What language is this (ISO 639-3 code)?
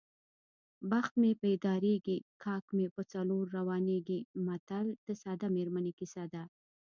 pus